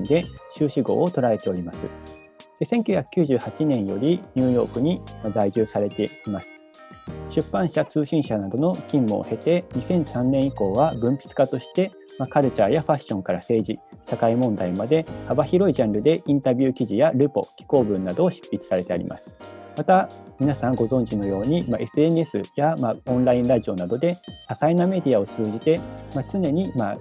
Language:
Japanese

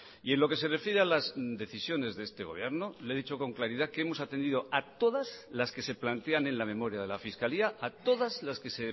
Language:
Spanish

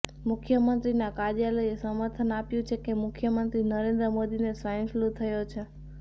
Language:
Gujarati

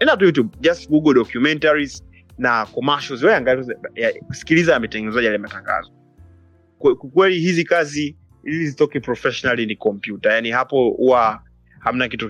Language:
Swahili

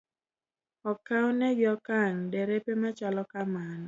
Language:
Luo (Kenya and Tanzania)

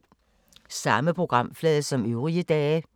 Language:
Danish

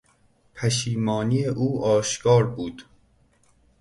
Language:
Persian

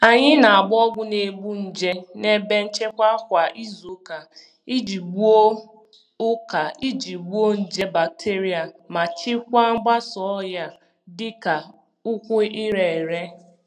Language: Igbo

